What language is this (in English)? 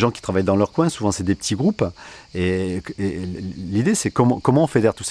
French